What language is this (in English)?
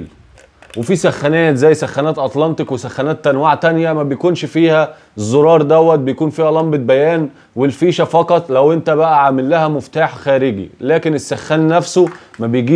Arabic